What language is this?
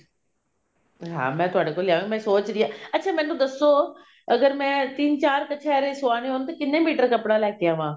Punjabi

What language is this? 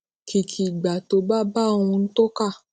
Yoruba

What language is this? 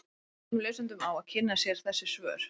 Icelandic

